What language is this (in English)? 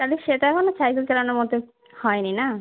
Bangla